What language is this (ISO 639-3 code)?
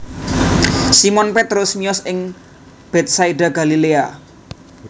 jav